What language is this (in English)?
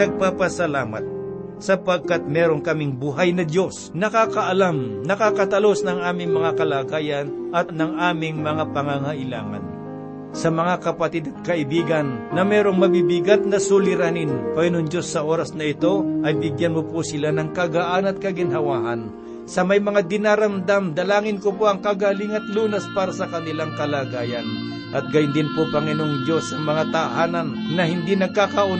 Filipino